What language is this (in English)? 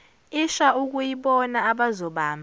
Zulu